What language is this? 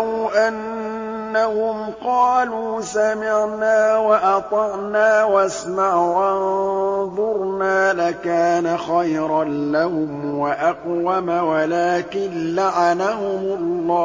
Arabic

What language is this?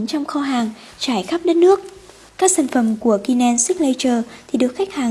Vietnamese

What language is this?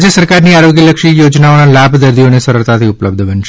Gujarati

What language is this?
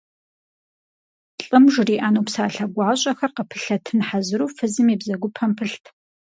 Kabardian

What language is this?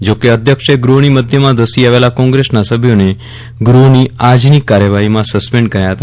Gujarati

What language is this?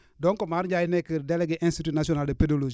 Wolof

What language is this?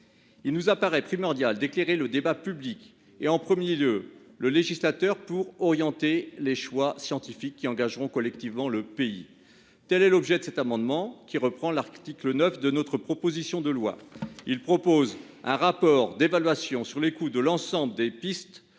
French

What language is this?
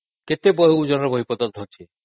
Odia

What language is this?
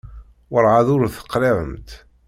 Kabyle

